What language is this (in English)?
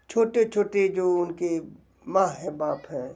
Hindi